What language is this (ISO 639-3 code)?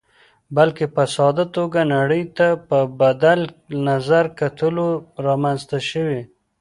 pus